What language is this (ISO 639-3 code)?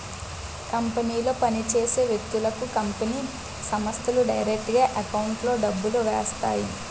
tel